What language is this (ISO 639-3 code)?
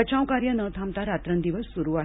mar